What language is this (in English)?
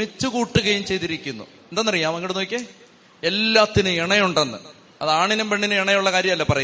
Malayalam